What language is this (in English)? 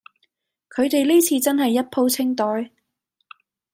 Cantonese